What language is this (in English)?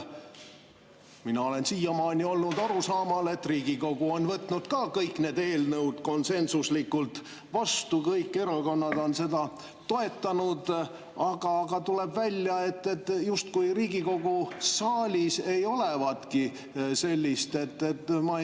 Estonian